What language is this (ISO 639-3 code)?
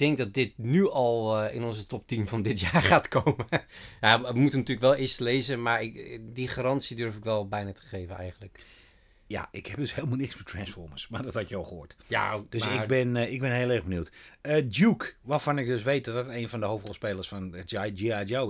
nld